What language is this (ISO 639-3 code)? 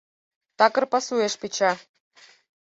chm